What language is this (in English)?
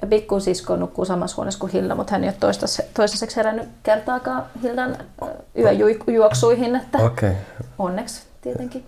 Finnish